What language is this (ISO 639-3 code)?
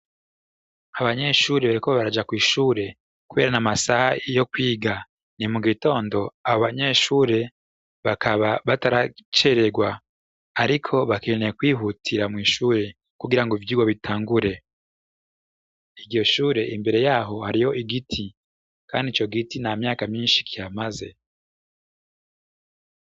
run